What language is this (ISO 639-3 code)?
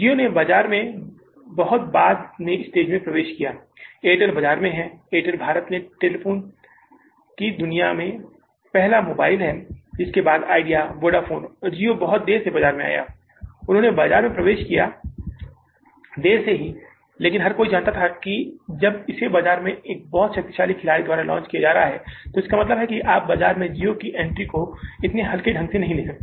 hin